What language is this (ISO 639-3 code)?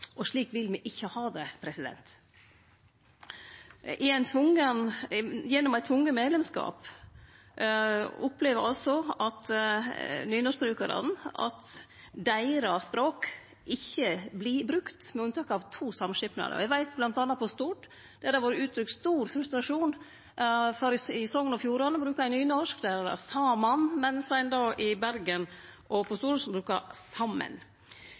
nno